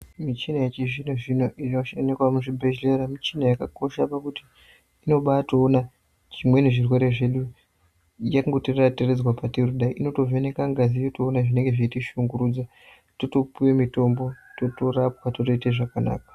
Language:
Ndau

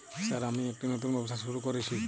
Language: Bangla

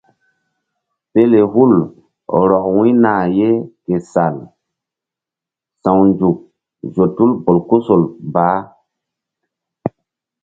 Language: Mbum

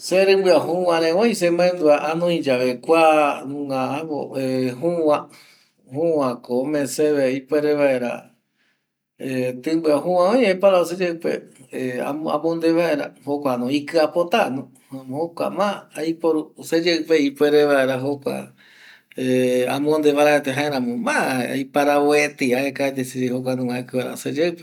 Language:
Eastern Bolivian Guaraní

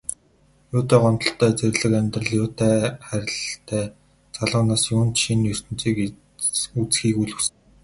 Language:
Mongolian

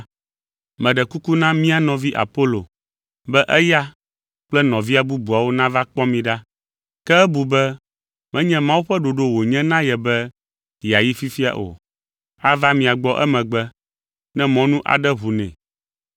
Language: Ewe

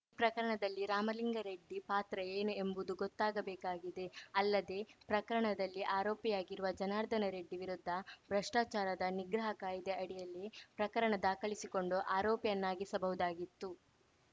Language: Kannada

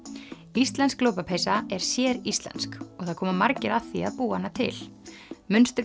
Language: Icelandic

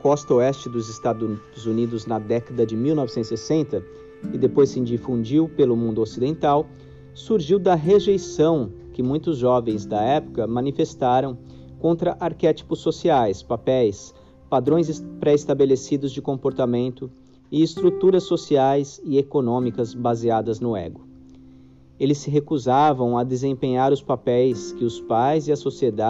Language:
Portuguese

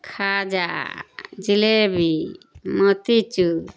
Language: Urdu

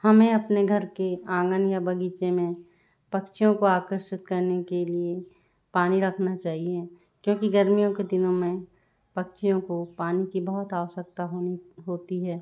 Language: Hindi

